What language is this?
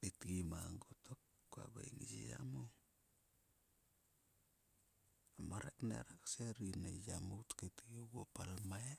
Sulka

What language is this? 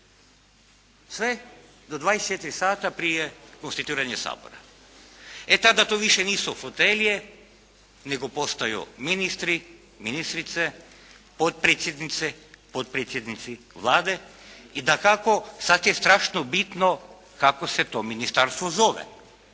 Croatian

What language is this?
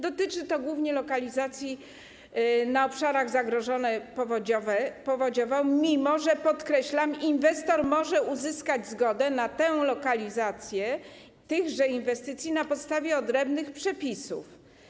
Polish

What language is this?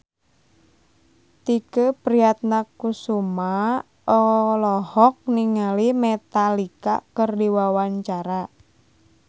Sundanese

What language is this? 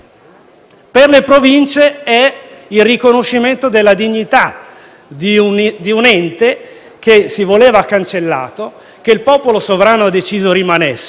Italian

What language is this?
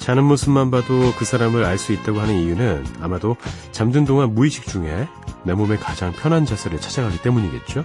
Korean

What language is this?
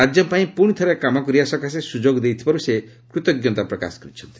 Odia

